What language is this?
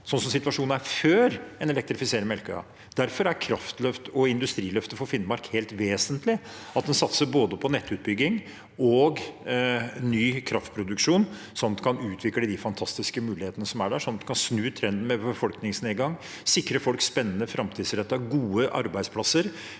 Norwegian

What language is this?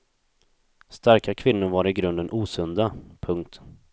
Swedish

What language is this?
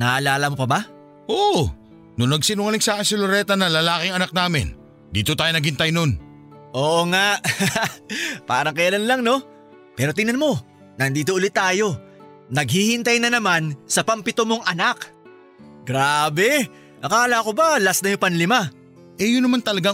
Filipino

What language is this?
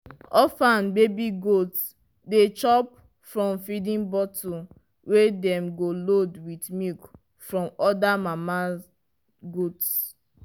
Nigerian Pidgin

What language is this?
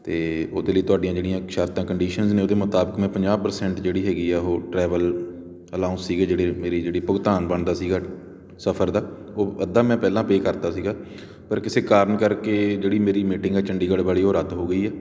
Punjabi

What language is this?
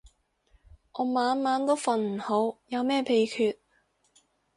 Cantonese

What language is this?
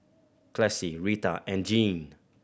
English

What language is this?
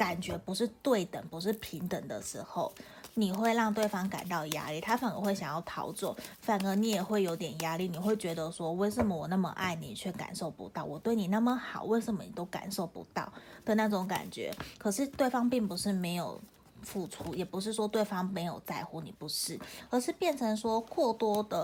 Chinese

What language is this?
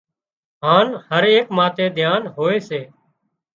Wadiyara Koli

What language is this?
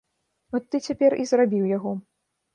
Belarusian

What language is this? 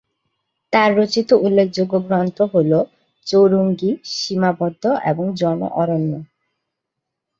Bangla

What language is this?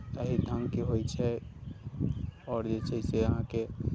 Maithili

